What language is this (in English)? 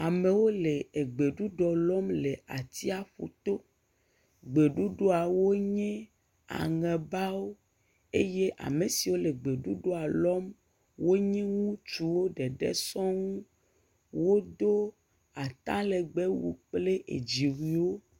Ewe